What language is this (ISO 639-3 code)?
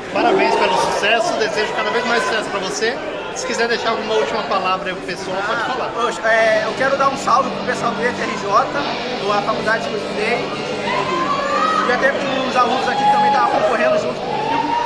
por